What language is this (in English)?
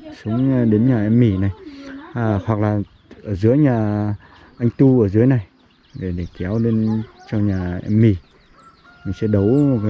Vietnamese